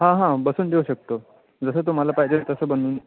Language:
Marathi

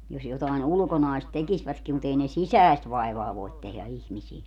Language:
Finnish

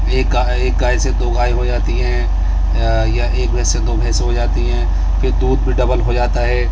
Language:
Urdu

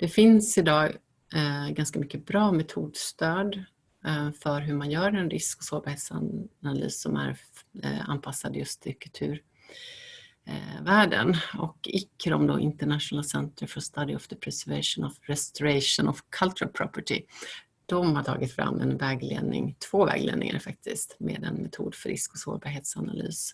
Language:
Swedish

